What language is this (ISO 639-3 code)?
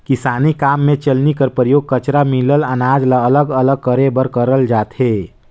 hne